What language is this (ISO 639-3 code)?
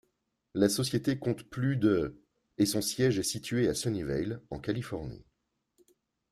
fra